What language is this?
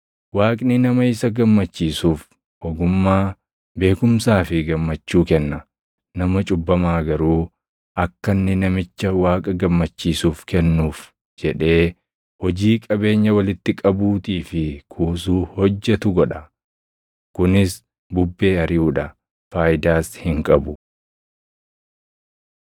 Oromo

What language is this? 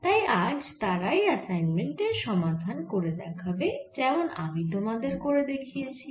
Bangla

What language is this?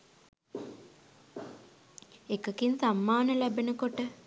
Sinhala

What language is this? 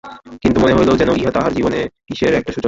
Bangla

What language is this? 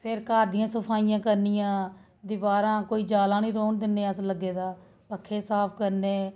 Dogri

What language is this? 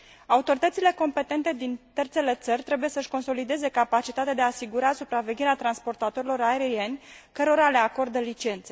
Romanian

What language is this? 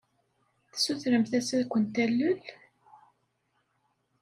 Kabyle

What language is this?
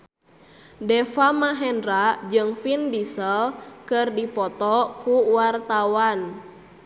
Sundanese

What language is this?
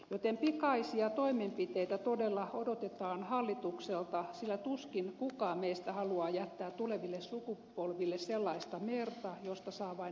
Finnish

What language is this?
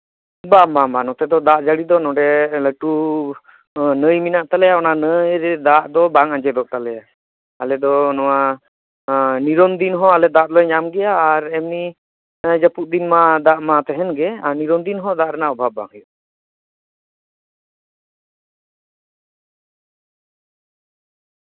Santali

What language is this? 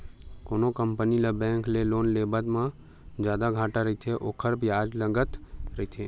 Chhattisgarhi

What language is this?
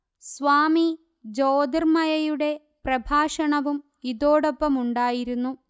Malayalam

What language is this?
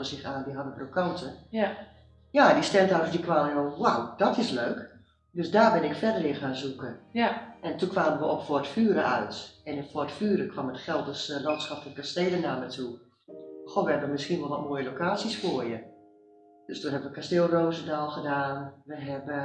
Dutch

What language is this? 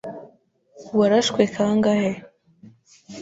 Kinyarwanda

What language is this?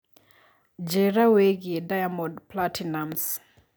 Kikuyu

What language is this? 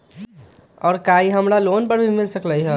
Magahi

